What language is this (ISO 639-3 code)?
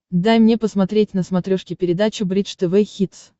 rus